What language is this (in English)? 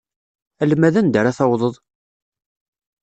Kabyle